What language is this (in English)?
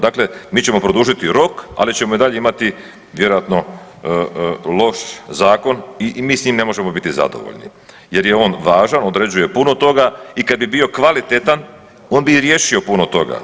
Croatian